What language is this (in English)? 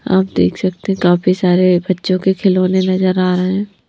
Hindi